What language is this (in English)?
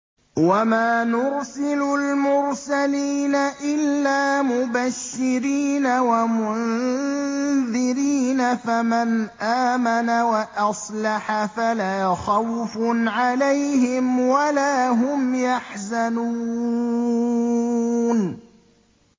Arabic